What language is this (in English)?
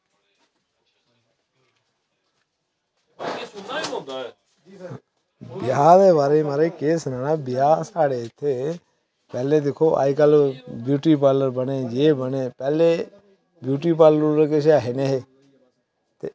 Dogri